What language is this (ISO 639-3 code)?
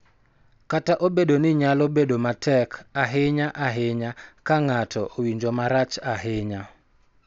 luo